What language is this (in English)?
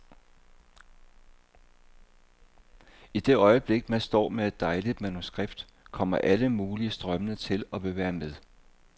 Danish